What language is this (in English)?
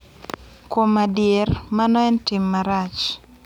Luo (Kenya and Tanzania)